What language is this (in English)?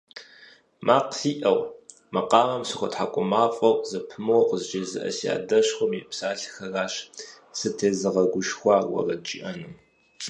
Kabardian